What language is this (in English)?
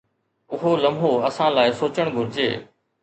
Sindhi